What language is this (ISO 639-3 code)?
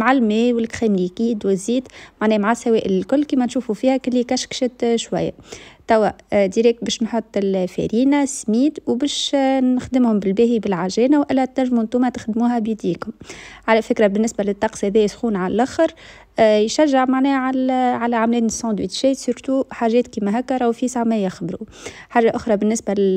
ara